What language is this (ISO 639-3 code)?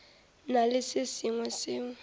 nso